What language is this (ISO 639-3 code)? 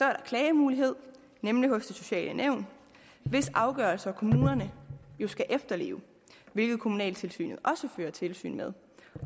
dan